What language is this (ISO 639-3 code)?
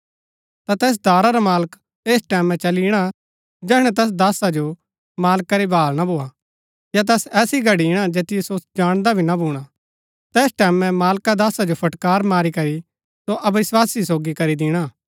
gbk